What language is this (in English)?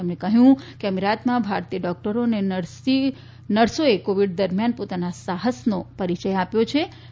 Gujarati